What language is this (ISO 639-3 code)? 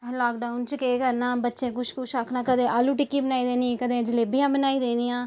doi